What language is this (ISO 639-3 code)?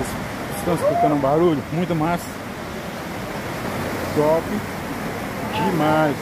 por